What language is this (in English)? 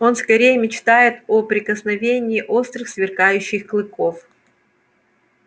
Russian